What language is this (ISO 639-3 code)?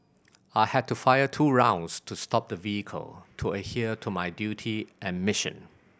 eng